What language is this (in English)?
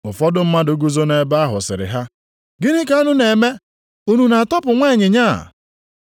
Igbo